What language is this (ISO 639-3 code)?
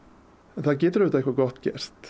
isl